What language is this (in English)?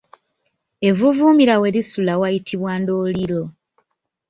Ganda